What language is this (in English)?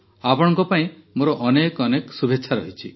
Odia